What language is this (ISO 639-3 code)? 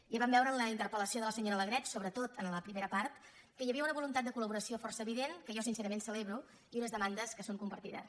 cat